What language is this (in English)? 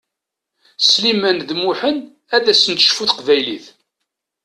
Kabyle